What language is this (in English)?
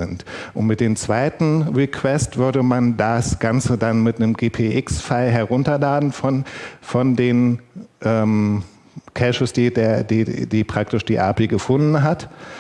German